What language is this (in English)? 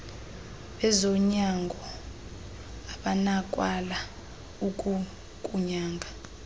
Xhosa